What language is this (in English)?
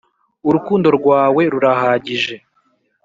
Kinyarwanda